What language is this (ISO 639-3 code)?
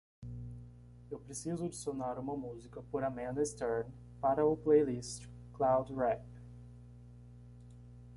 por